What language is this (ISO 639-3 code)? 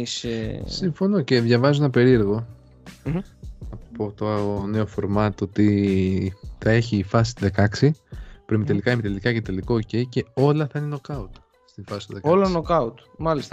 ell